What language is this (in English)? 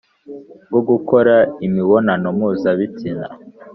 Kinyarwanda